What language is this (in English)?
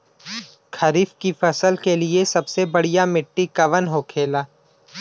Bhojpuri